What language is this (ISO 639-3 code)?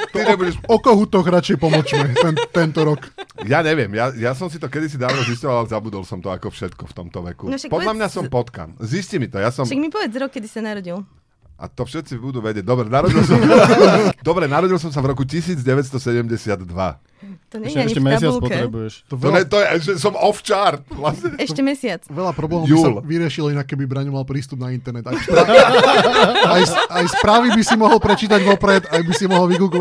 slk